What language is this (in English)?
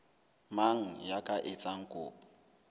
Southern Sotho